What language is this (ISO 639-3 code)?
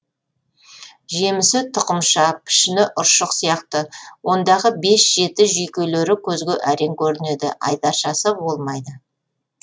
kaz